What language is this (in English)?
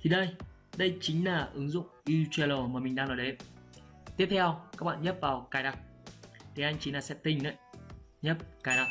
Vietnamese